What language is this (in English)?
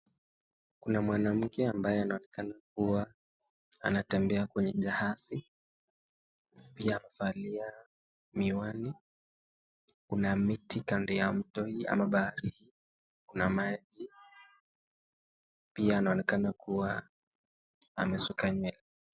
Swahili